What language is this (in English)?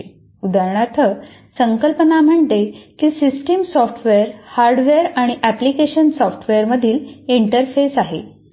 Marathi